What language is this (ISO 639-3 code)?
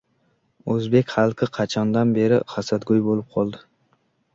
uzb